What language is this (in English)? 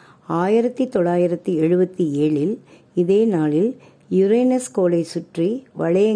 Tamil